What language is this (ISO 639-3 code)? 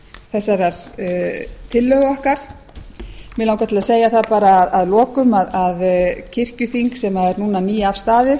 isl